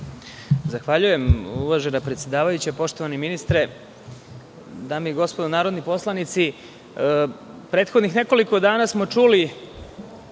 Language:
Serbian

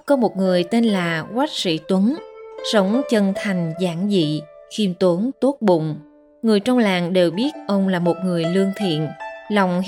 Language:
Vietnamese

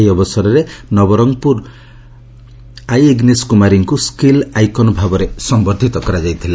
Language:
Odia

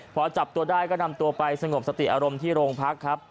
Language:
Thai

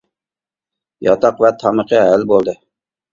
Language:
Uyghur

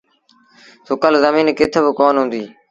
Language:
Sindhi Bhil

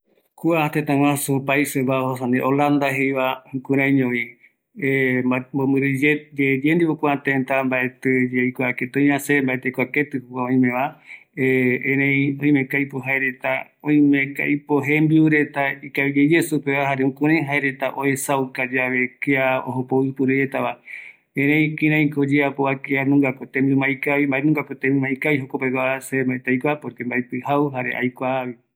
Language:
Eastern Bolivian Guaraní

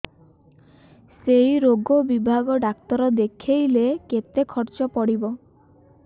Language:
Odia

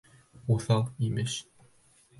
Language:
Bashkir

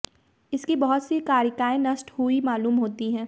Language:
Hindi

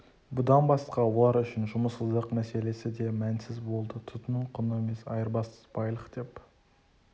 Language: Kazakh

